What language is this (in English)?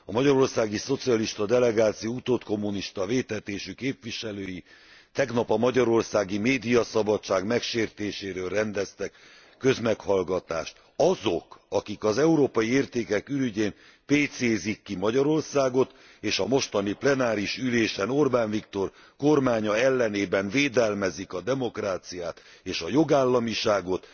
Hungarian